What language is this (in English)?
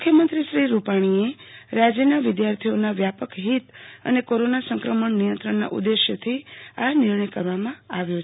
Gujarati